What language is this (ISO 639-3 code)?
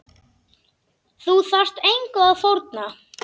isl